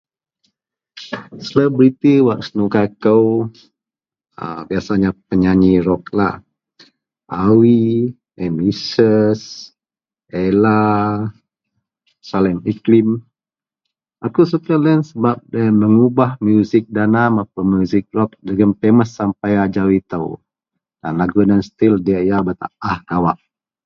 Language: Central Melanau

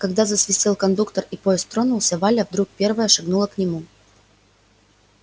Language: Russian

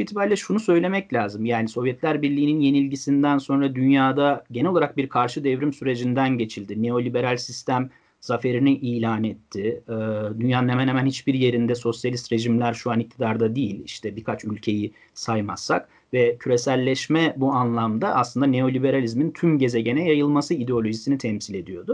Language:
Turkish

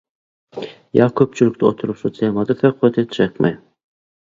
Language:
Turkmen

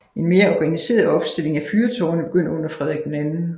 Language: Danish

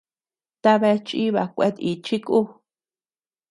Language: Tepeuxila Cuicatec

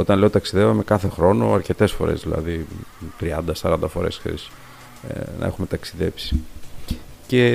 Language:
Greek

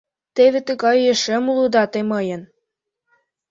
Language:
Mari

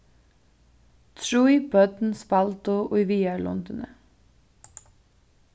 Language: Faroese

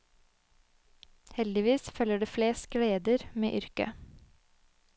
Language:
Norwegian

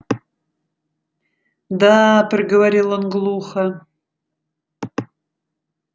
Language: Russian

